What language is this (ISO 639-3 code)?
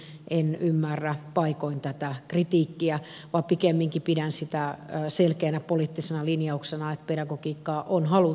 fin